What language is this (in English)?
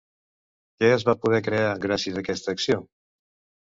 Catalan